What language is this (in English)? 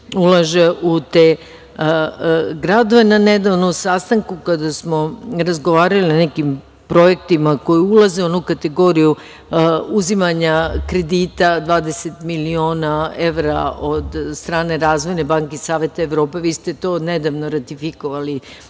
Serbian